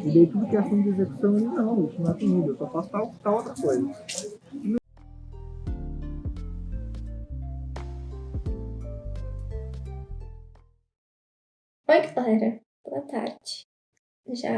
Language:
Portuguese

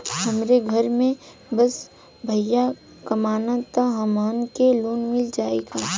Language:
Bhojpuri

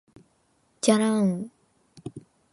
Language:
Japanese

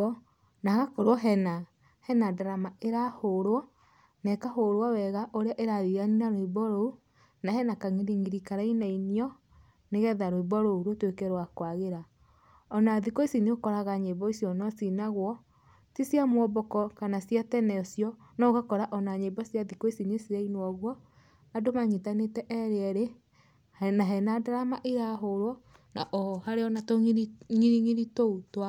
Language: Kikuyu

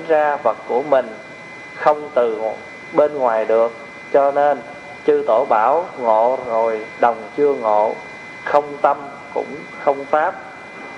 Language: Vietnamese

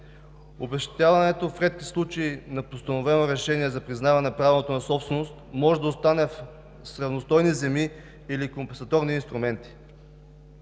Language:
Bulgarian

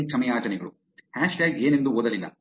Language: Kannada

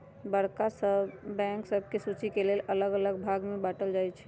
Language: Magahi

